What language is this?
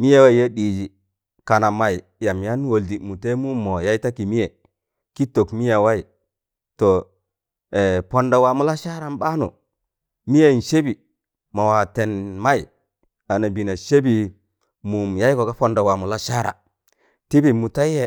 Tangale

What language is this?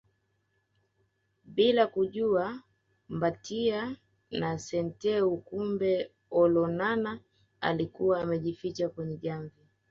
Swahili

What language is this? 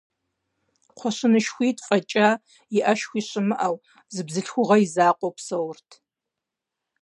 Kabardian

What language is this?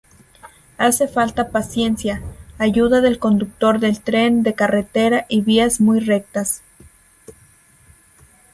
Spanish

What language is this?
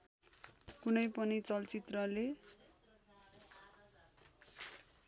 Nepali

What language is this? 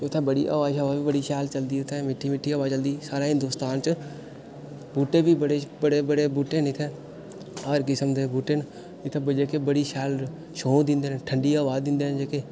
Dogri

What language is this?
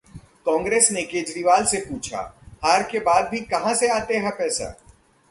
Hindi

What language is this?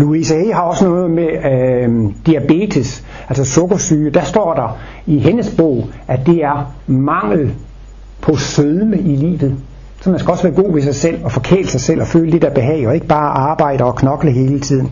Danish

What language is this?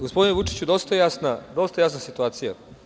Serbian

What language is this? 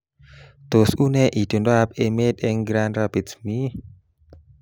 Kalenjin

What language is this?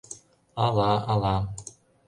Mari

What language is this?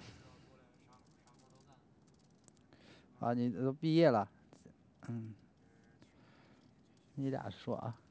Chinese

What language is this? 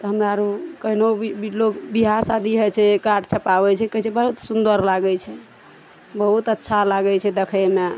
Maithili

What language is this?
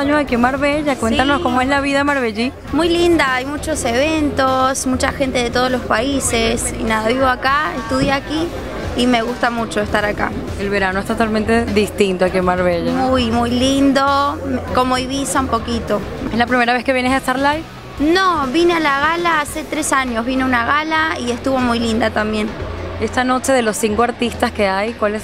Spanish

